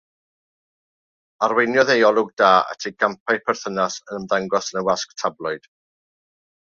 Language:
Welsh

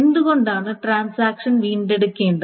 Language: Malayalam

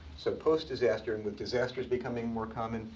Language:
English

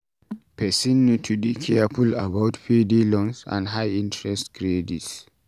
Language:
Nigerian Pidgin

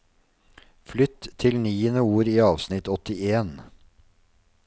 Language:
Norwegian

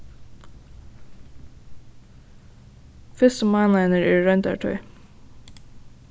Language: Faroese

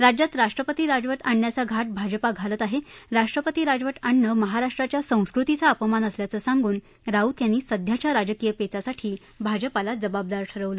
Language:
Marathi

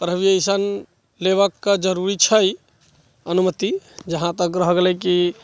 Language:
Maithili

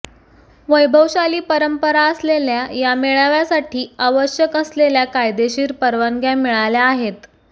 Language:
Marathi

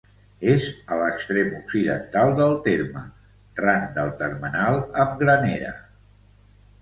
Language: Catalan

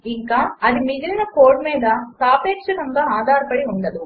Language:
Telugu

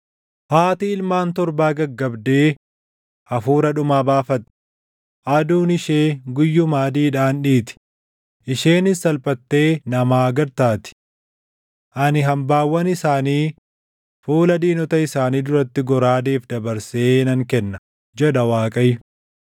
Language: Oromo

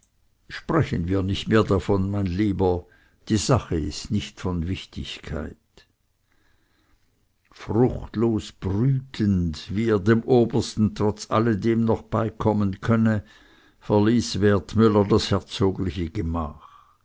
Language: German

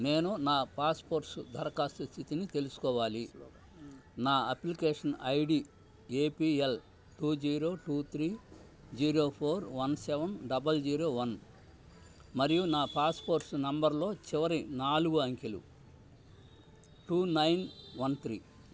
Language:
Telugu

